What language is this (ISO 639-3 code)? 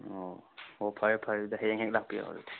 mni